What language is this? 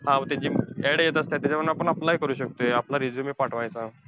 Marathi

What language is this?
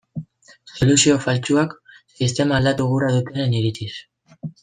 Basque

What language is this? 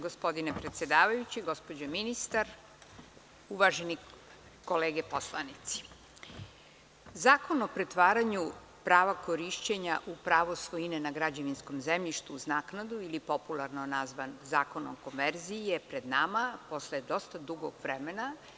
Serbian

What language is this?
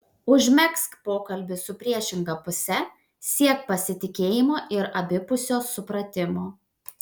Lithuanian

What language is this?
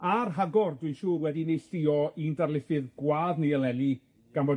Welsh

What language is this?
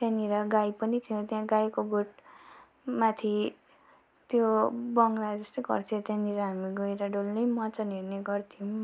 Nepali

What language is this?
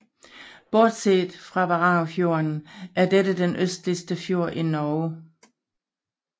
Danish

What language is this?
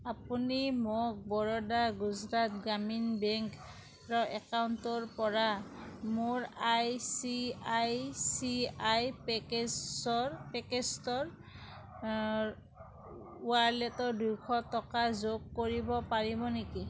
Assamese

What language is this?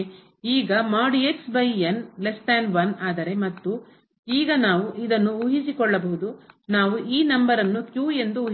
Kannada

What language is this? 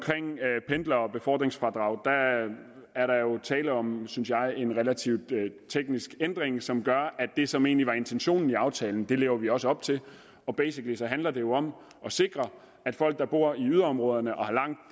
Danish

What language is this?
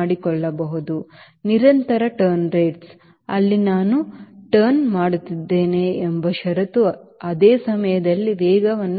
Kannada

